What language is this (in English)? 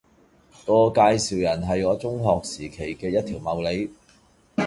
Cantonese